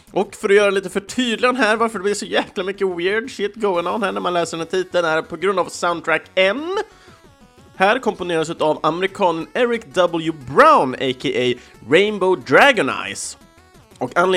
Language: Swedish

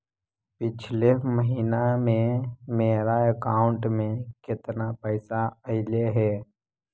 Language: Magahi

